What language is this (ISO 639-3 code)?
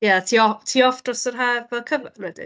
cym